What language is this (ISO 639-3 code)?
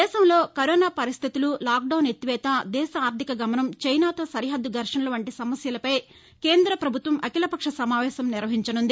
tel